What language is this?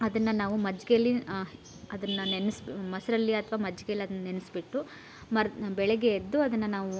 Kannada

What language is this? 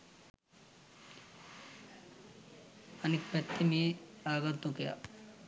Sinhala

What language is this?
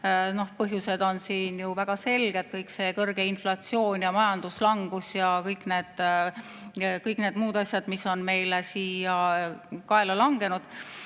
Estonian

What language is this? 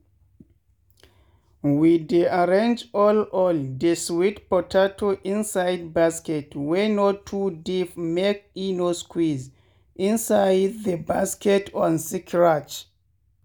Nigerian Pidgin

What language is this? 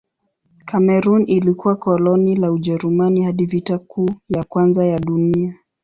Swahili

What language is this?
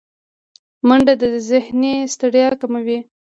Pashto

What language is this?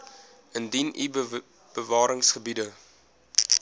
Afrikaans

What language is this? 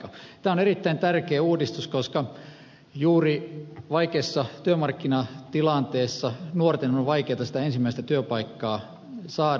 Finnish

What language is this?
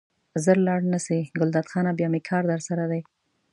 Pashto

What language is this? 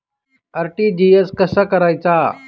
Marathi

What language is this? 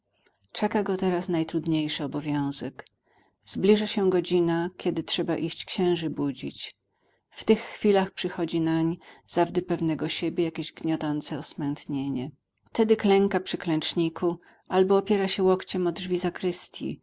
Polish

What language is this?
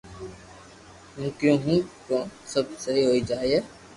Loarki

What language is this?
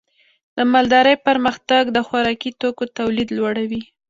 Pashto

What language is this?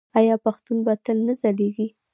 Pashto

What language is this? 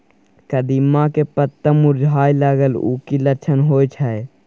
Maithili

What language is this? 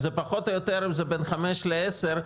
Hebrew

